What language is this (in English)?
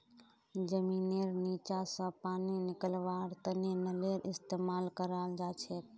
Magahi